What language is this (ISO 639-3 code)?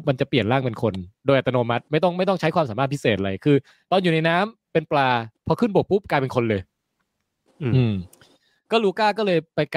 tha